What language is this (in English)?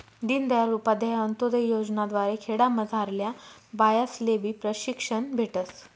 Marathi